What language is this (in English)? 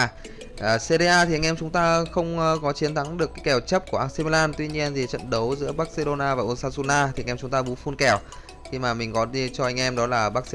Vietnamese